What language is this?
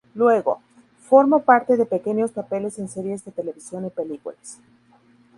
Spanish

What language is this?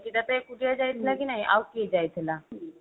Odia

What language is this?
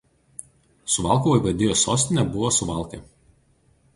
Lithuanian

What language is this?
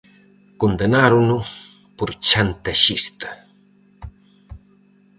Galician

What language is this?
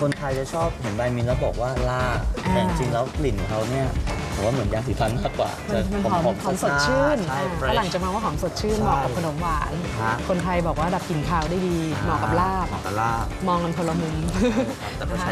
Thai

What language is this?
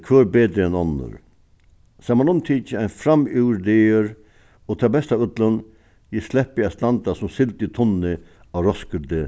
Faroese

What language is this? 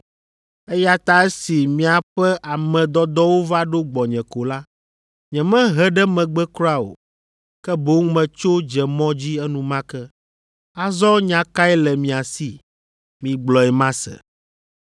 Ewe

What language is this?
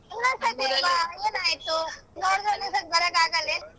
Kannada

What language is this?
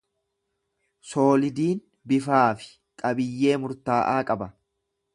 Oromo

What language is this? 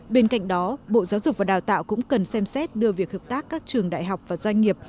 Vietnamese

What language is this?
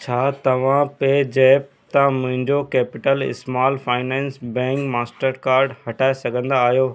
Sindhi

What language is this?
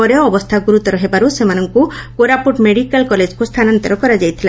Odia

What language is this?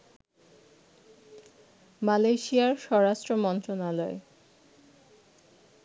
Bangla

